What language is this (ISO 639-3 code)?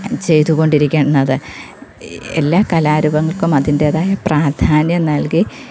mal